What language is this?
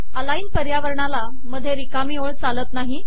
Marathi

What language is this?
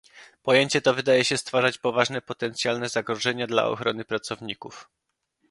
Polish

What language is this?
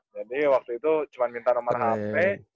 Indonesian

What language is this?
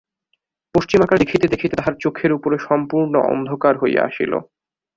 Bangla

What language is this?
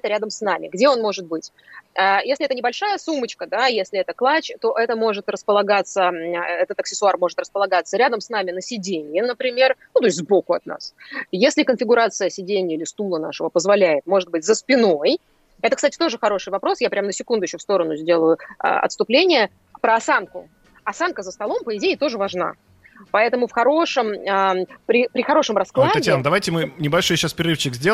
Russian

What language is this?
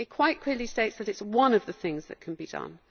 English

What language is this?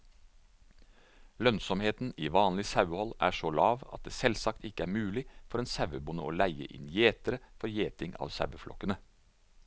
Norwegian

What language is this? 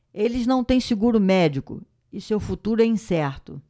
Portuguese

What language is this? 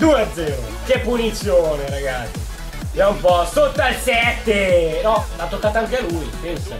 Italian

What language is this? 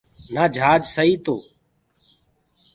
Gurgula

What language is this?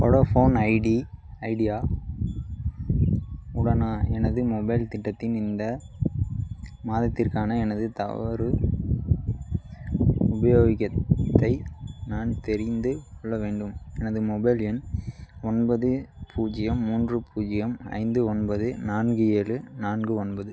Tamil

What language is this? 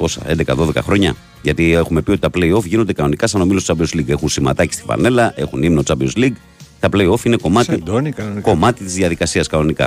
Greek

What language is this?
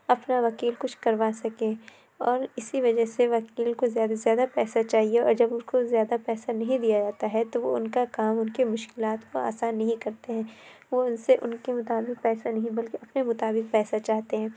Urdu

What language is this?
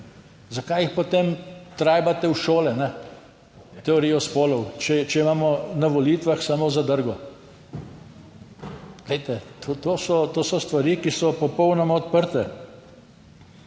Slovenian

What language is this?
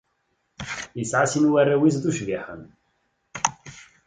Kabyle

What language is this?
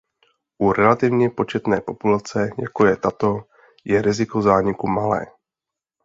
Czech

